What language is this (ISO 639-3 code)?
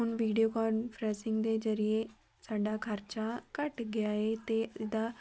pan